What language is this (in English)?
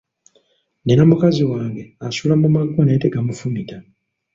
Ganda